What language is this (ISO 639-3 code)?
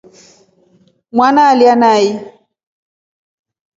rof